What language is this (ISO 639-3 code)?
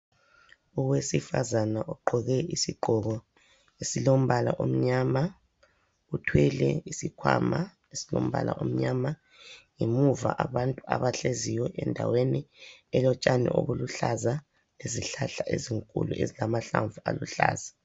nde